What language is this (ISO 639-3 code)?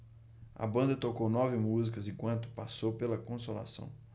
por